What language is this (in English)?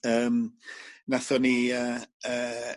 Welsh